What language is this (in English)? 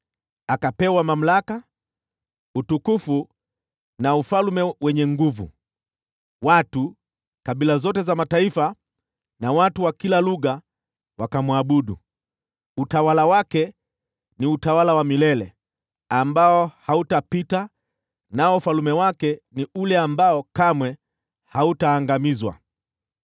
Swahili